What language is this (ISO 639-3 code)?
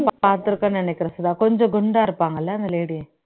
tam